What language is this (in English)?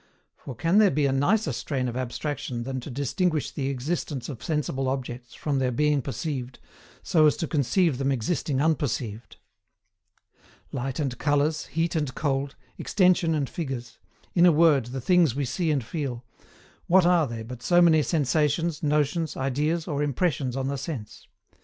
English